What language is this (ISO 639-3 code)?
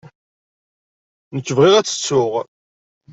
kab